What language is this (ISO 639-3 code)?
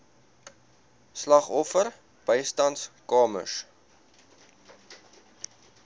afr